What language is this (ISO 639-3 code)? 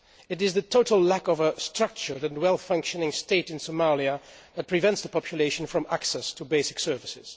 eng